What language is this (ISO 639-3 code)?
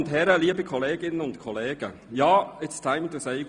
gsw